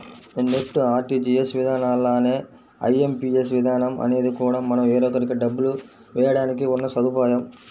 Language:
Telugu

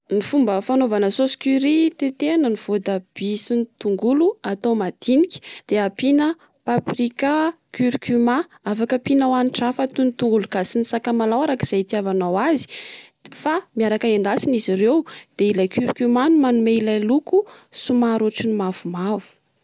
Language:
Malagasy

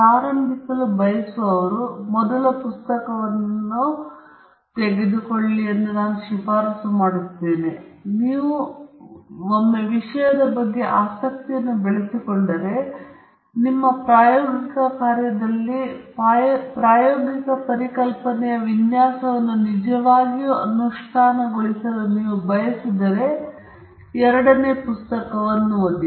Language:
Kannada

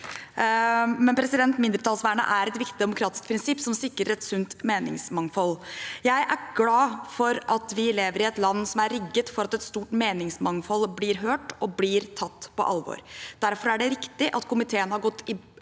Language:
Norwegian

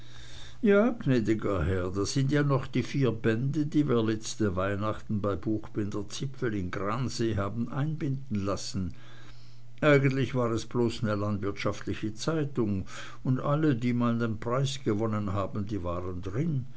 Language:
German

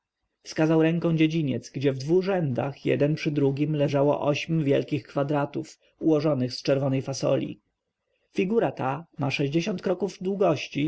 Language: Polish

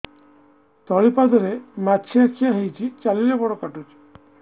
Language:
Odia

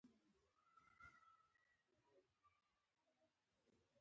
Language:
Pashto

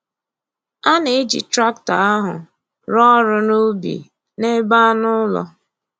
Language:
Igbo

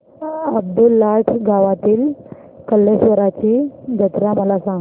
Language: Marathi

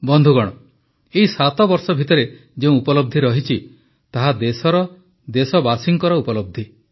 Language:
Odia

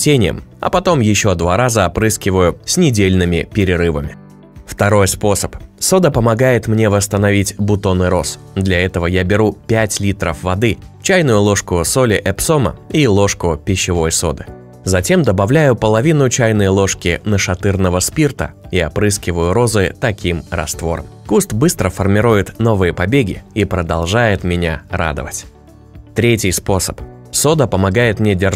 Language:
Russian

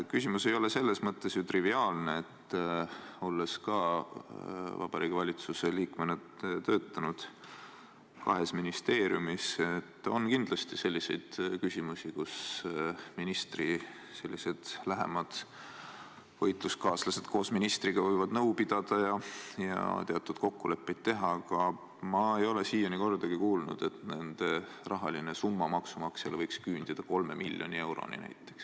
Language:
Estonian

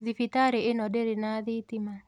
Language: Kikuyu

